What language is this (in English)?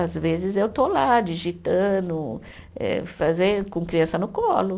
Portuguese